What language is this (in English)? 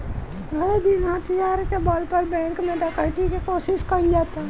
Bhojpuri